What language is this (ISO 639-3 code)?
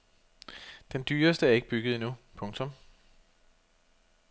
dan